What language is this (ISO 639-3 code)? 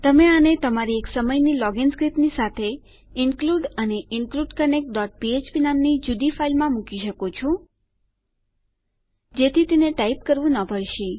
guj